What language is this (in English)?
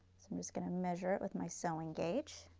English